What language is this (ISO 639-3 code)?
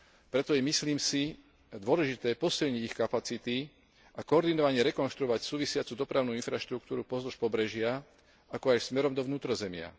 slk